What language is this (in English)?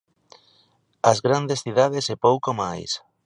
Galician